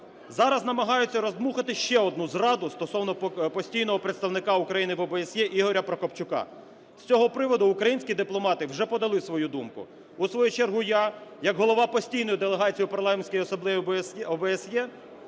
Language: Ukrainian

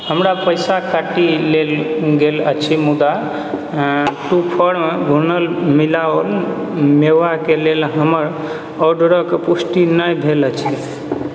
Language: Maithili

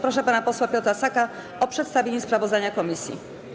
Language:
Polish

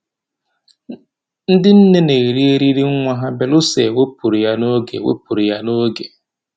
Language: Igbo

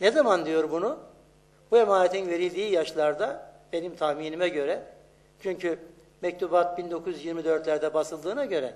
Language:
Turkish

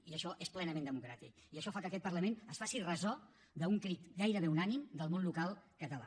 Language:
Catalan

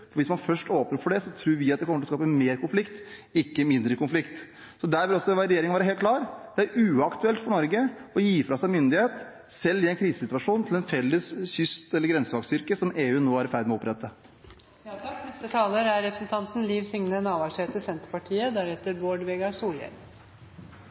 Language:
Norwegian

